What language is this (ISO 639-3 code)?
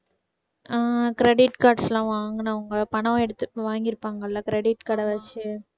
tam